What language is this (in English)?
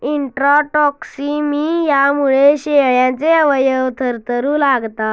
Marathi